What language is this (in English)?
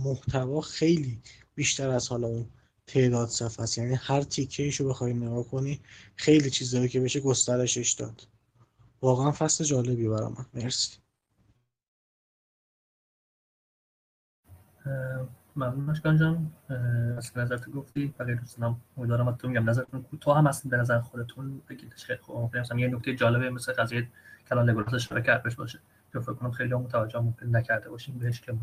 Persian